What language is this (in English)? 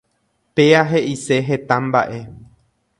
Guarani